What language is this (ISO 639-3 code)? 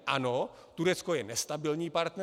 ces